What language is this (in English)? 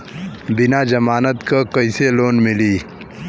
Bhojpuri